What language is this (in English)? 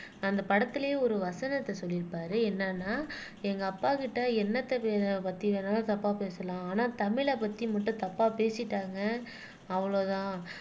Tamil